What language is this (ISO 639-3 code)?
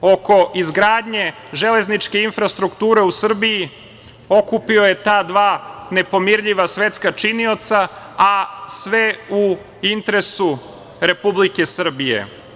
srp